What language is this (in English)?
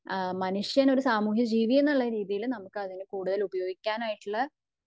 Malayalam